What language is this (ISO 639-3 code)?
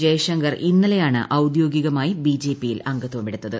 mal